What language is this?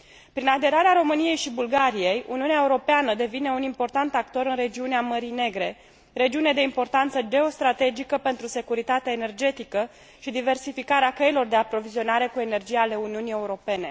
Romanian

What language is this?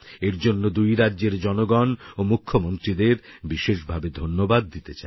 Bangla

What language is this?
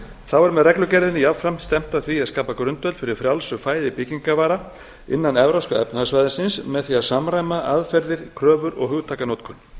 Icelandic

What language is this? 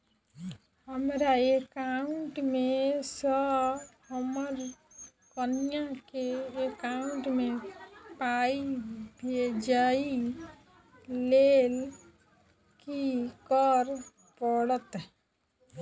Maithili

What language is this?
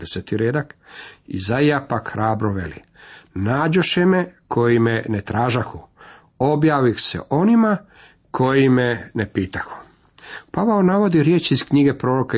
Croatian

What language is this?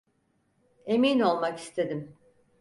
Turkish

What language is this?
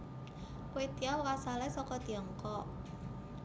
Javanese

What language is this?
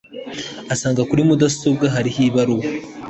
Kinyarwanda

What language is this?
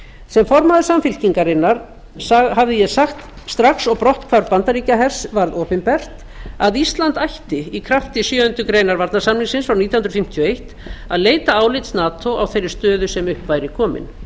Icelandic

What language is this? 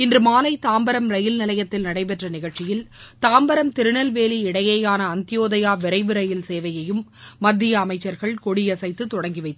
Tamil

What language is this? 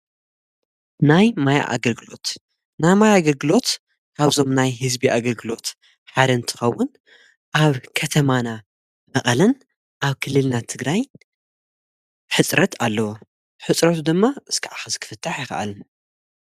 Tigrinya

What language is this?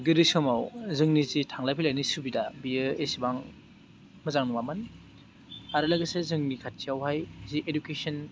Bodo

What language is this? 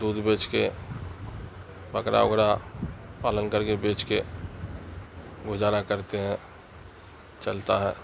Urdu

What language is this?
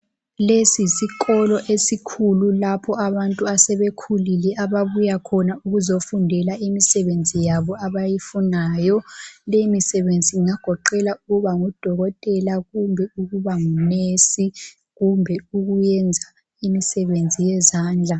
North Ndebele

